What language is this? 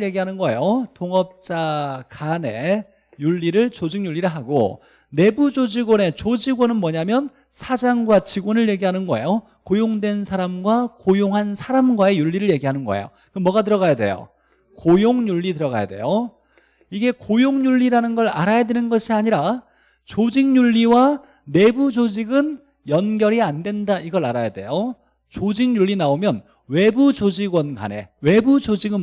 Korean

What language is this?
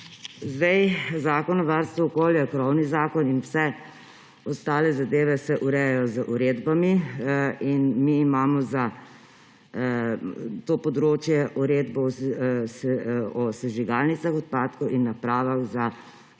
Slovenian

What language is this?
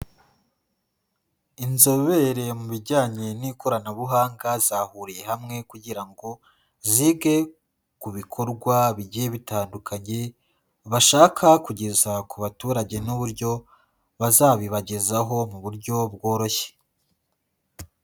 Kinyarwanda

